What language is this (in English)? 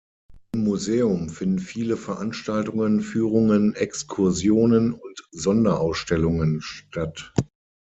German